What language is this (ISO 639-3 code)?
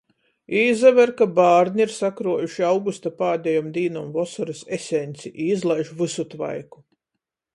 ltg